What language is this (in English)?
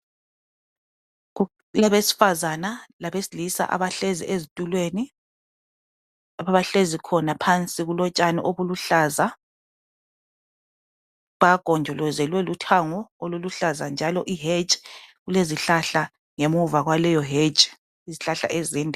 North Ndebele